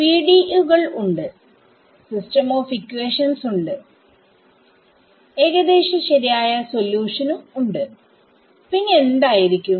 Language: Malayalam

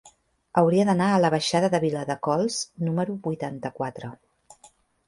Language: Catalan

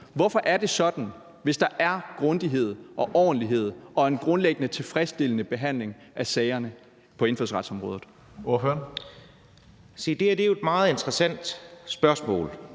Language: Danish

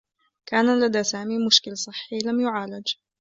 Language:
Arabic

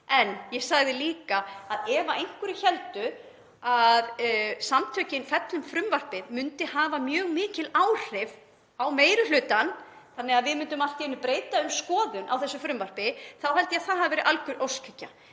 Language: Icelandic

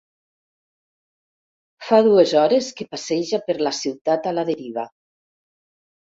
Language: Catalan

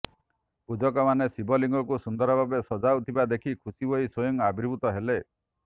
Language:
Odia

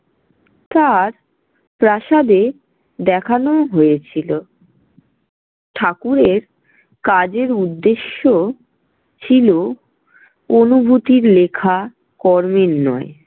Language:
Bangla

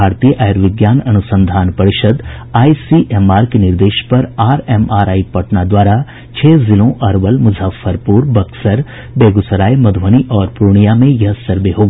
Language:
Hindi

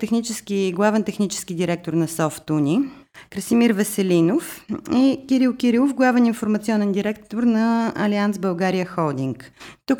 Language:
Bulgarian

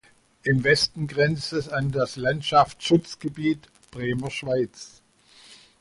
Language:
German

